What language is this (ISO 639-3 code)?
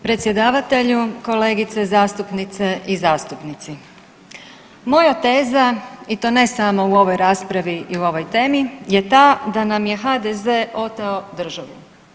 hrv